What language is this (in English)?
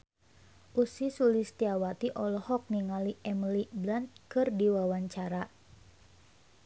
Sundanese